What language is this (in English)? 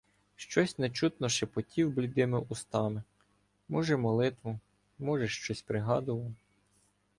Ukrainian